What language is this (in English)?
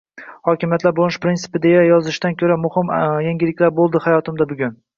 Uzbek